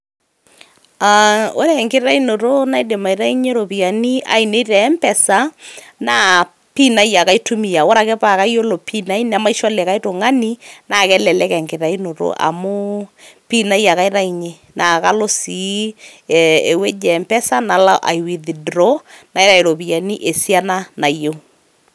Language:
Masai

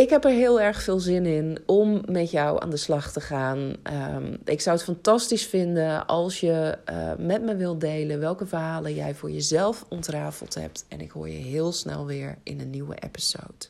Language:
Dutch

